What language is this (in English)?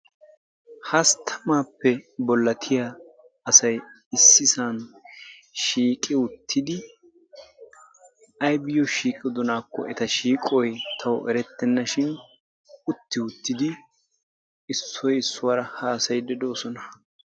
Wolaytta